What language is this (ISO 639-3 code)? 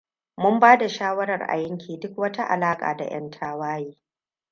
hau